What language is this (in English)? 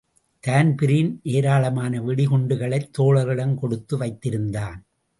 Tamil